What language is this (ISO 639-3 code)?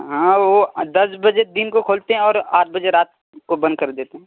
urd